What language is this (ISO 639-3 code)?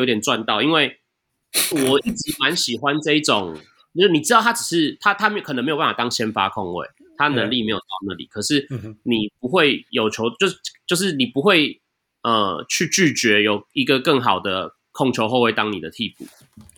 zho